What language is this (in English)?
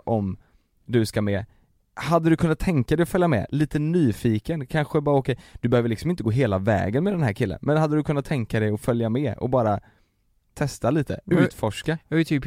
Swedish